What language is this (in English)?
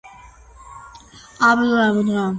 Georgian